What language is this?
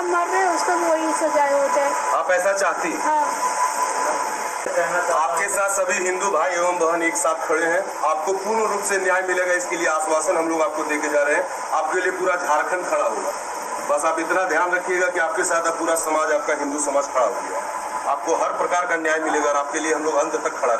Hindi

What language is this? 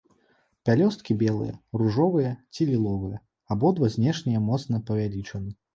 Belarusian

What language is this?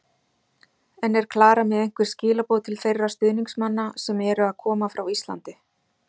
Icelandic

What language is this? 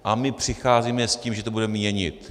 Czech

